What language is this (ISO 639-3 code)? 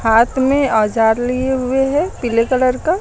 hin